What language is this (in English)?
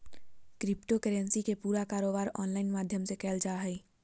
Magahi